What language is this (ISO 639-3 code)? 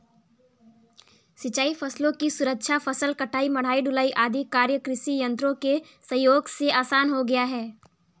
hin